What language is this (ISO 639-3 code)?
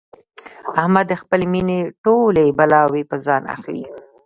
pus